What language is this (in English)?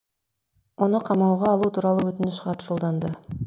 Kazakh